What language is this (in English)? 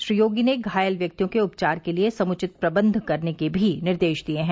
Hindi